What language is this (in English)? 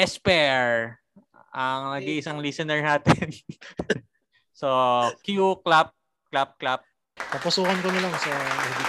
Filipino